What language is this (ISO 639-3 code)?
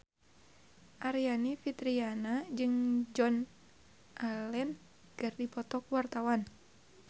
sun